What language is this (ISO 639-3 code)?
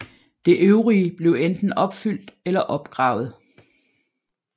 dan